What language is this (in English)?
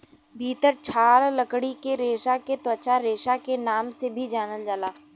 Bhojpuri